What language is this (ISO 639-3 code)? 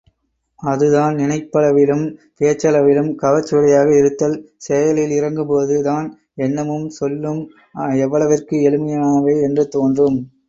tam